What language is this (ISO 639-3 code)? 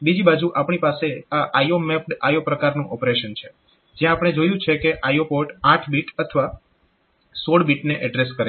guj